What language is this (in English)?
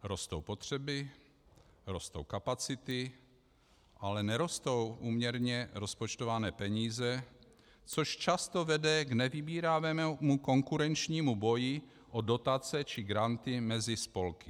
Czech